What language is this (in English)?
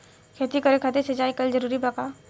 Bhojpuri